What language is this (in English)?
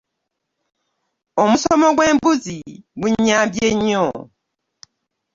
Ganda